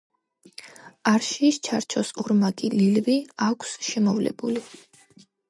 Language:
Georgian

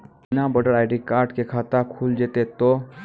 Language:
Maithili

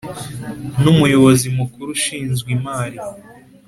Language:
Kinyarwanda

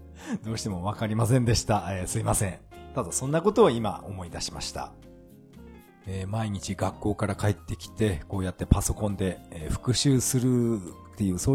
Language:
Japanese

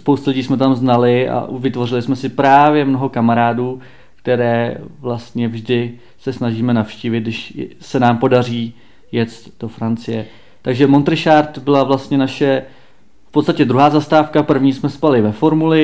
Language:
Czech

